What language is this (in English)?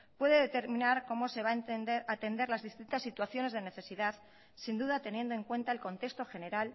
Spanish